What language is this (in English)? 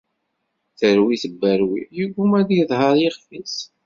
Kabyle